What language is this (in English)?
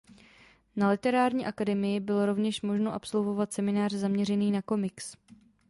Czech